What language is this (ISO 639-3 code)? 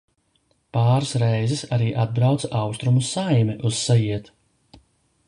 lav